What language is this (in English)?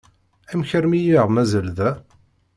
Kabyle